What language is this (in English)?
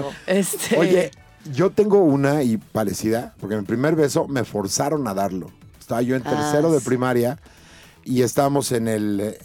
Spanish